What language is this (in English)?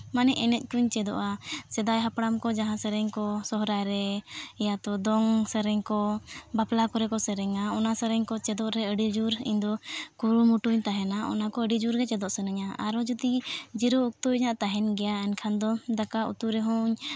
Santali